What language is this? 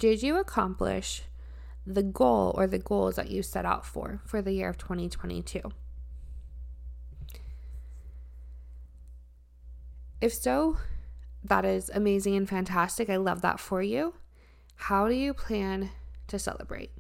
English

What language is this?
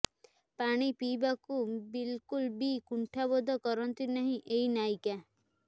Odia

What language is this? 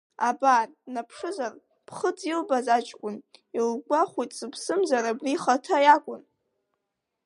Abkhazian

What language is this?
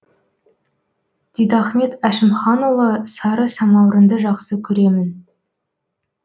Kazakh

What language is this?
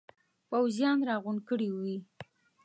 Pashto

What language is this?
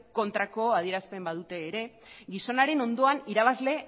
Basque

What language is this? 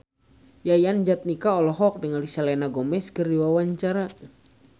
Sundanese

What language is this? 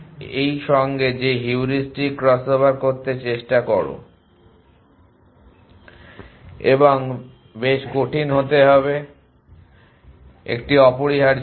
Bangla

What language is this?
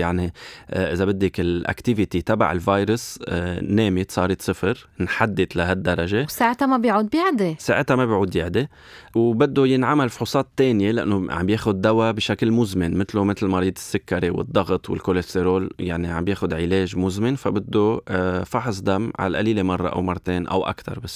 Arabic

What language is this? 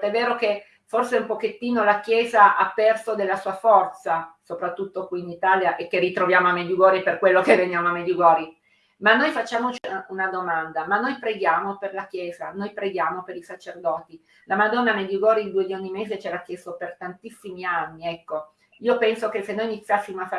Italian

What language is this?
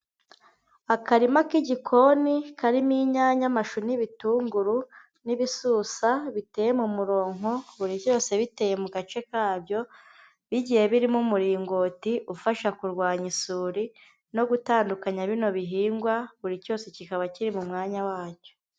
Kinyarwanda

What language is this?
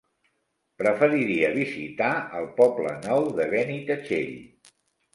Catalan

